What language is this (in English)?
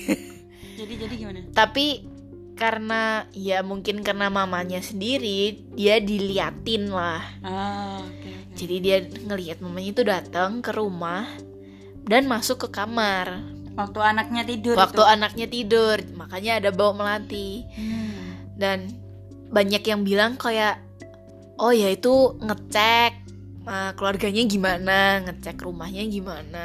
Indonesian